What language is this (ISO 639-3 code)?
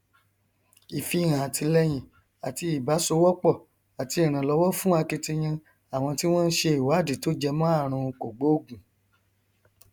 yor